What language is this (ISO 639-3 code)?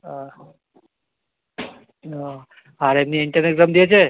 ben